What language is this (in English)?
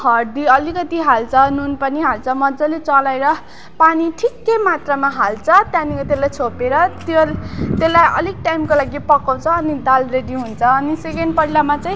Nepali